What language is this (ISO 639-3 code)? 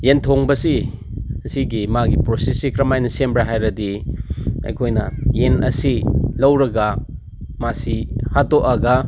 mni